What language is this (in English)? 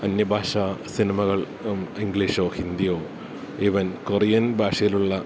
Malayalam